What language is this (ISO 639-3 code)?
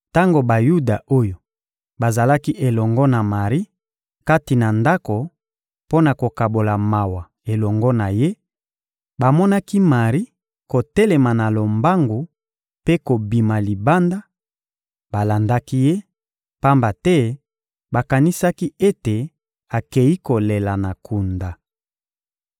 lin